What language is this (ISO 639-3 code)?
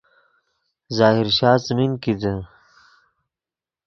ydg